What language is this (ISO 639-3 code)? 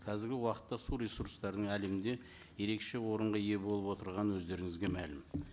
kaz